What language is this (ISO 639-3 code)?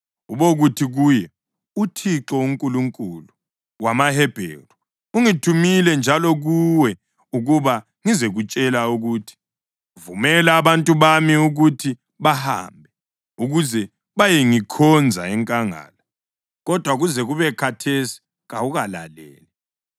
nde